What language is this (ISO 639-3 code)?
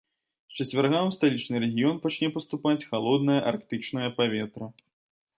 bel